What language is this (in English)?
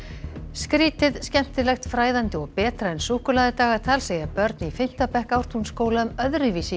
Icelandic